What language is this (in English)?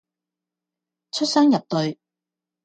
Cantonese